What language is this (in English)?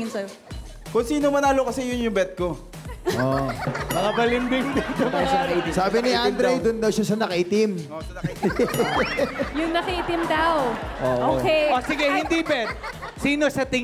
Filipino